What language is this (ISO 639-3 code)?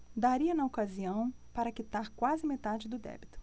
por